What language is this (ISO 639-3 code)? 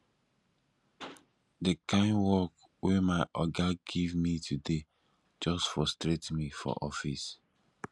pcm